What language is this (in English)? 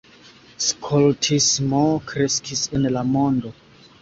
Esperanto